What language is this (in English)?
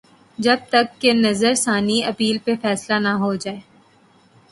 Urdu